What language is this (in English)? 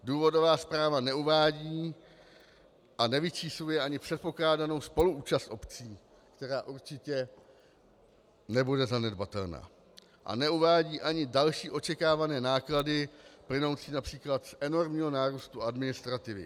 Czech